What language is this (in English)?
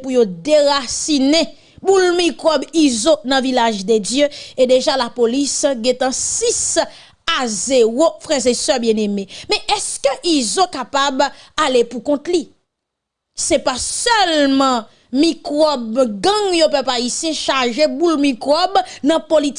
French